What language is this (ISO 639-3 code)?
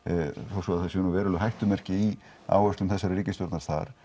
isl